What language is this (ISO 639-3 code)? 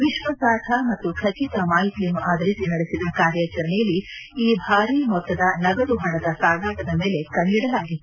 kan